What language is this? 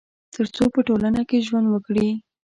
Pashto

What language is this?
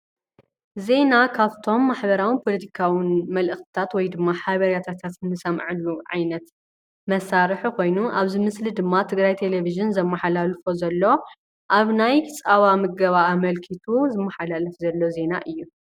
Tigrinya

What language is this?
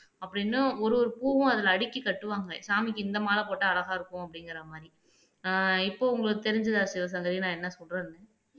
Tamil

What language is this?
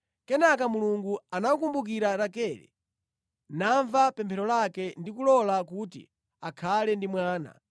Nyanja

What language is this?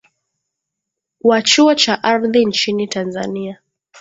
Swahili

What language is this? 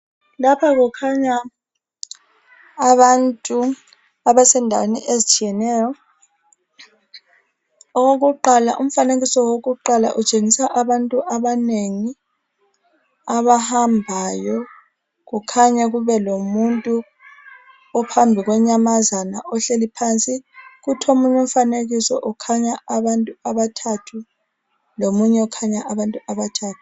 North Ndebele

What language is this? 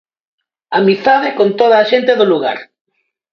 Galician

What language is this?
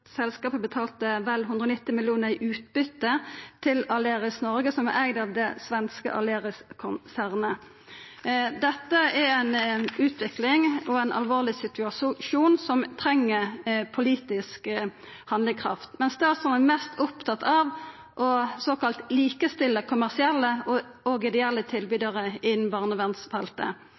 Norwegian Nynorsk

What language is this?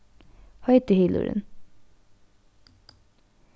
Faroese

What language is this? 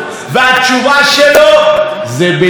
Hebrew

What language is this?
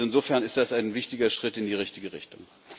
German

